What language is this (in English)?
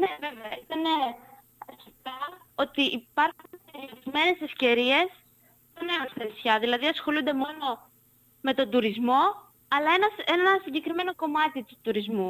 Greek